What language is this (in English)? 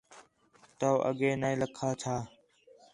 Khetrani